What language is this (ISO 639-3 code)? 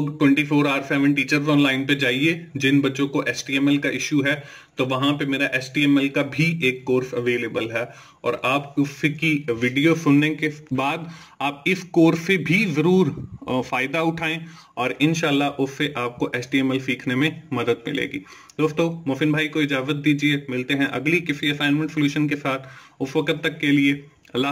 hin